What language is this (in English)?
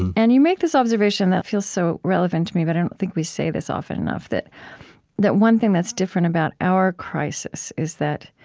English